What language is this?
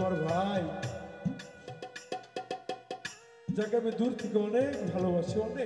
Arabic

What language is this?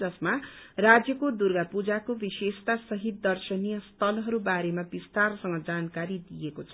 Nepali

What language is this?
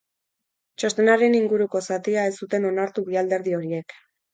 Basque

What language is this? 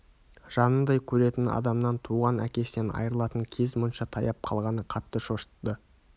Kazakh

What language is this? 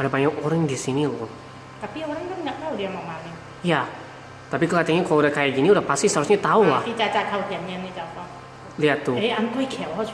Indonesian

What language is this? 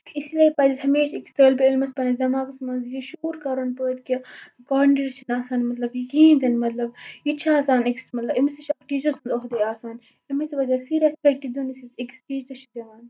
Kashmiri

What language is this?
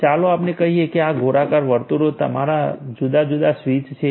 Gujarati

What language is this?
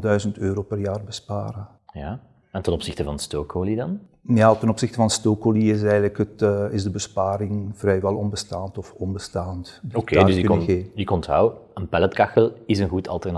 Dutch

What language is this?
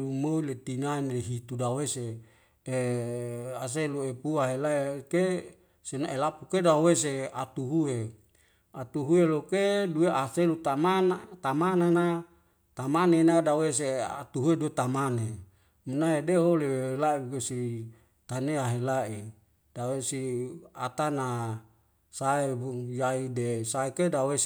Wemale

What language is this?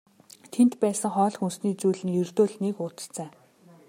Mongolian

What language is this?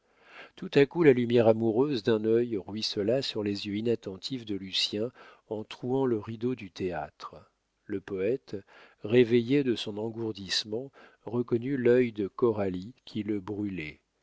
French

